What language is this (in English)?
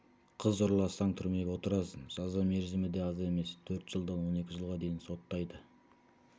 Kazakh